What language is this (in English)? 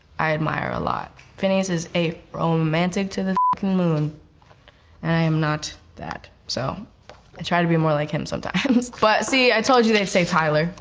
English